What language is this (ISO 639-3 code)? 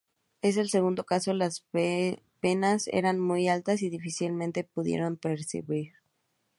spa